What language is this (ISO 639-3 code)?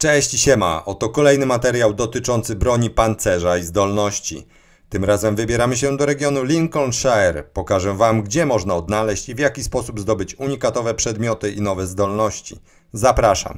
pol